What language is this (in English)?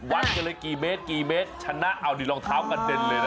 Thai